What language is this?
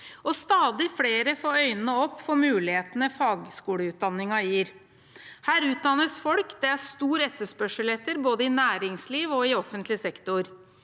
Norwegian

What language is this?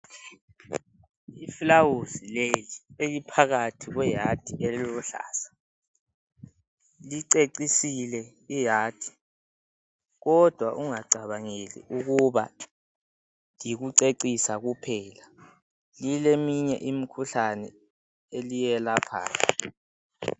North Ndebele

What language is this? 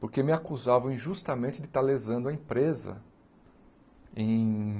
Portuguese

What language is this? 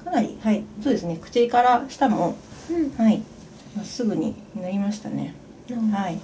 Japanese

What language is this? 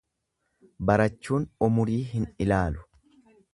Oromo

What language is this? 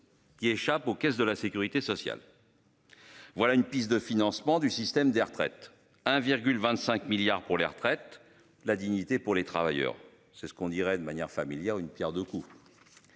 French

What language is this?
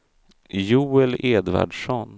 Swedish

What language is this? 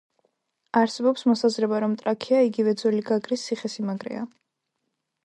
Georgian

